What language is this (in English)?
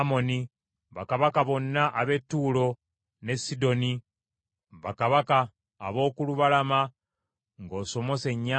Ganda